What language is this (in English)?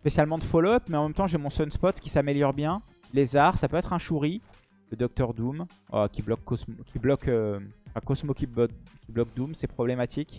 French